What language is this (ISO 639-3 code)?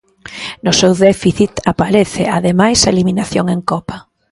glg